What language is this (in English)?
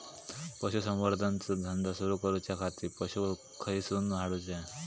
Marathi